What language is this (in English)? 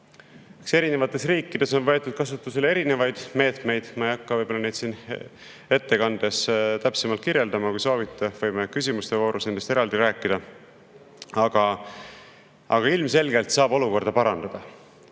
Estonian